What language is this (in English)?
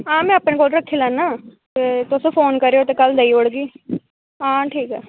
Dogri